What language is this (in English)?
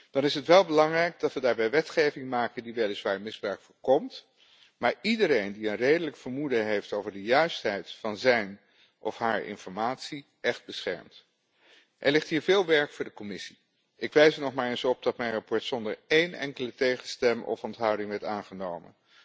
Dutch